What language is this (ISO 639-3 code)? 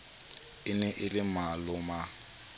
sot